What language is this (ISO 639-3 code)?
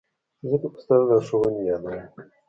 pus